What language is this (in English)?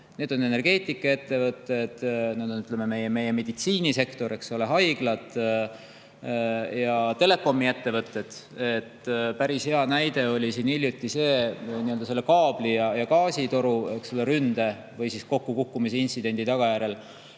Estonian